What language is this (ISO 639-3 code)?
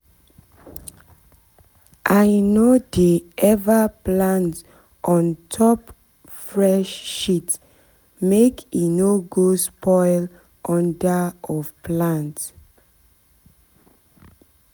pcm